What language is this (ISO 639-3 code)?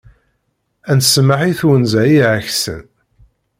kab